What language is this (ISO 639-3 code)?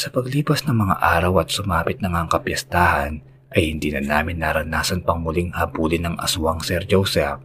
fil